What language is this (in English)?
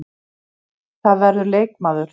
Icelandic